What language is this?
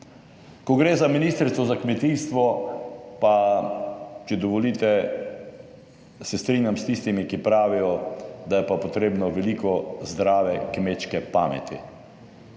Slovenian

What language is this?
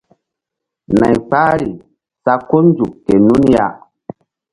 Mbum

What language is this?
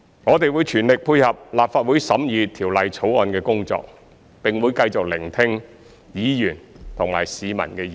Cantonese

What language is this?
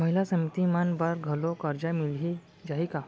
Chhattisgarhi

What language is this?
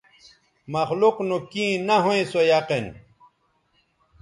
Bateri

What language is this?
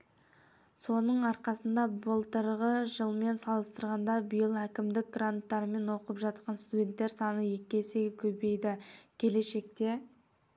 Kazakh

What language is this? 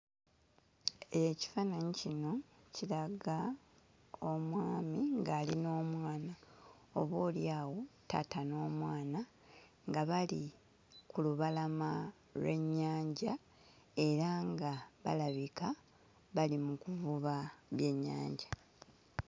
Ganda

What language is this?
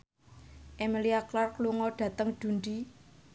Javanese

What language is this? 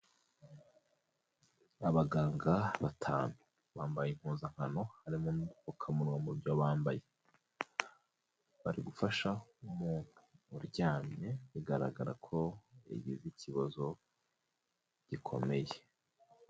Kinyarwanda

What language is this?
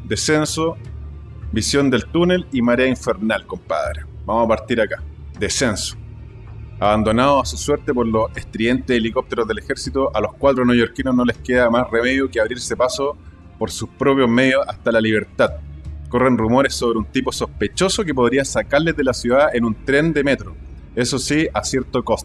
Spanish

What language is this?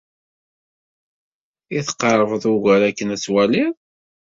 Kabyle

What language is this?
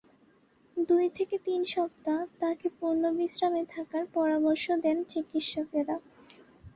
Bangla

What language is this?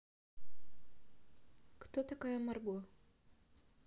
Russian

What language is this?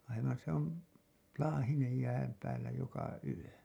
Finnish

